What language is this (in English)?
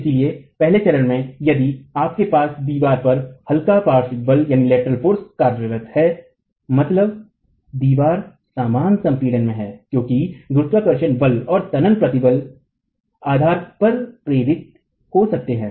Hindi